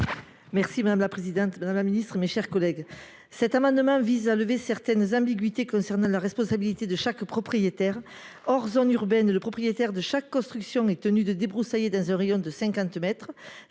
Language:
French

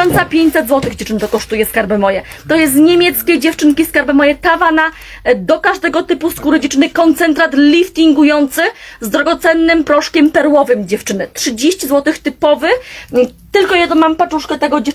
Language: Polish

